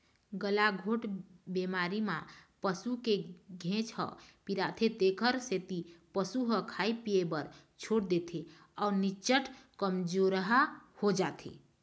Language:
Chhattisgarhi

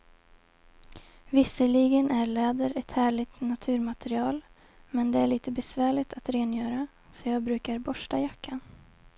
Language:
Swedish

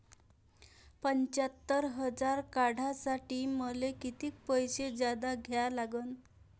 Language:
Marathi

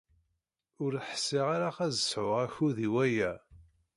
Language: Kabyle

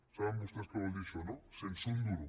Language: Catalan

